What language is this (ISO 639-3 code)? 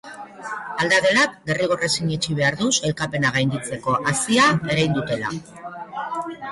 eus